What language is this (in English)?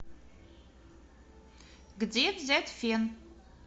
Russian